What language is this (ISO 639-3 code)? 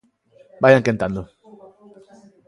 glg